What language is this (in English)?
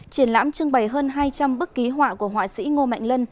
Vietnamese